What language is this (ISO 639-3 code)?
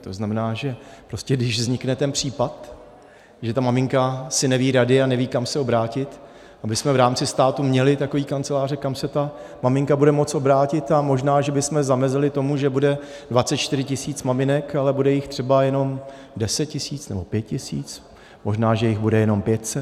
ces